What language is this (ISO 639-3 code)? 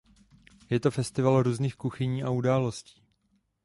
ces